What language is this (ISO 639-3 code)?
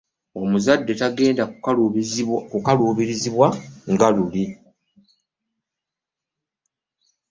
lug